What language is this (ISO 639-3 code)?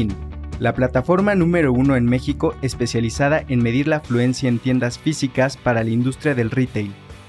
spa